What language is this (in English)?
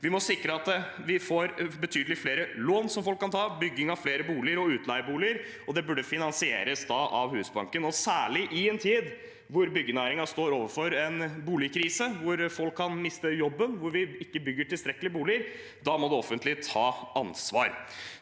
Norwegian